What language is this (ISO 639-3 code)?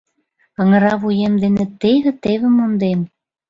chm